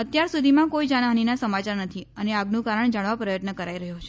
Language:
Gujarati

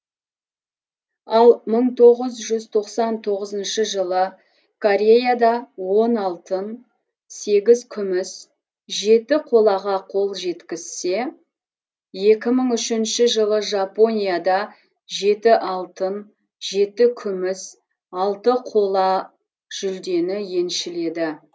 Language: Kazakh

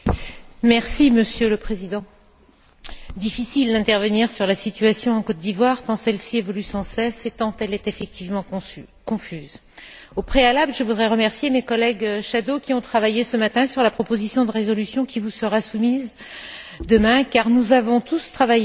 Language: French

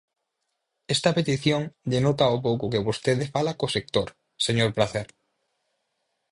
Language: Galician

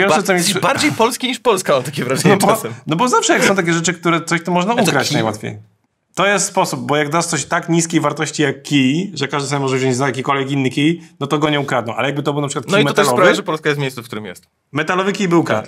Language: Polish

